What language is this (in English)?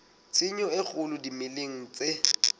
Southern Sotho